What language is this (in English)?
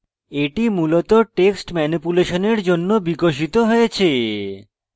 Bangla